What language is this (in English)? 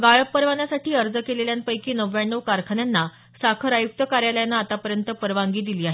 Marathi